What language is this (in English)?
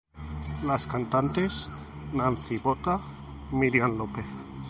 Spanish